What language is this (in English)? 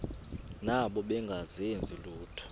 Xhosa